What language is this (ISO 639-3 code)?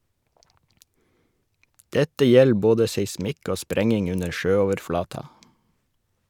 nor